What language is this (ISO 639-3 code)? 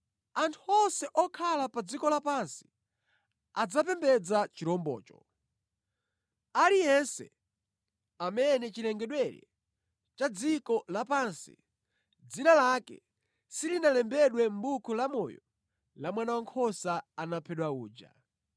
nya